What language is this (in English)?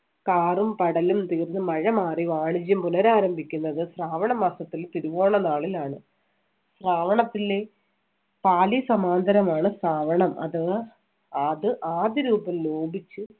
Malayalam